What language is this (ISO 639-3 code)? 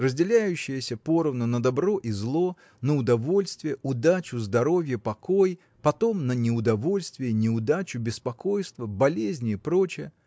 rus